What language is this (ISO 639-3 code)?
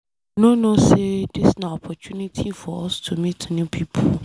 pcm